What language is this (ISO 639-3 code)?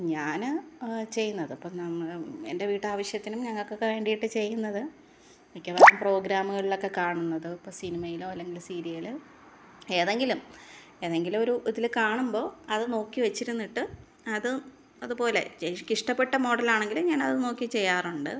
mal